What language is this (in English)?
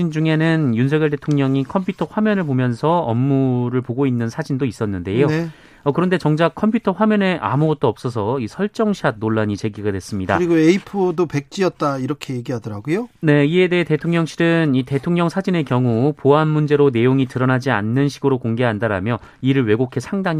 Korean